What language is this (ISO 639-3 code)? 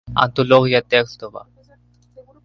spa